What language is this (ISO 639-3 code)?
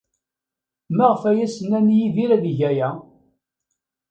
kab